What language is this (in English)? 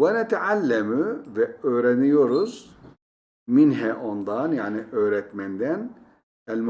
Turkish